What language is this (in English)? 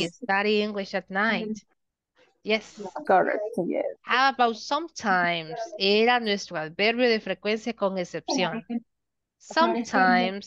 Spanish